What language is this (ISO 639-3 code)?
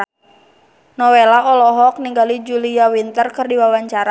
sun